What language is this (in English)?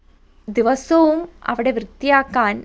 Malayalam